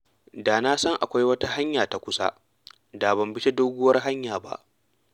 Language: Hausa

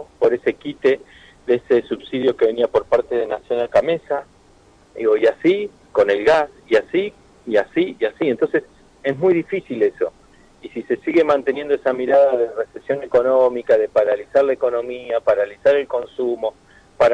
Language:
Spanish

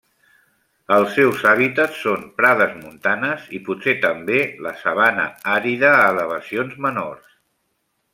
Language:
Catalan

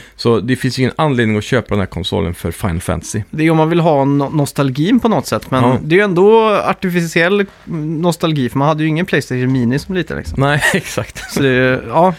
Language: Swedish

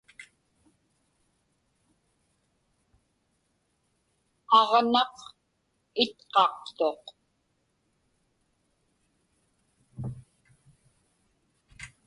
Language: Inupiaq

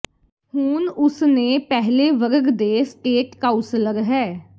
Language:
Punjabi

